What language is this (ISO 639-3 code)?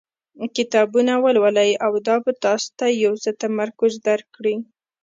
pus